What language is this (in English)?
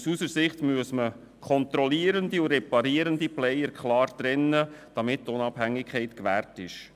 Swiss German